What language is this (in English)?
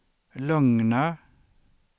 Swedish